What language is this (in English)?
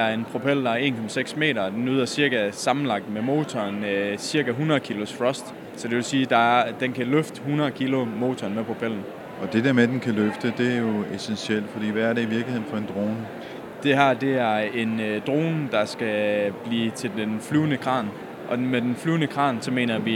Danish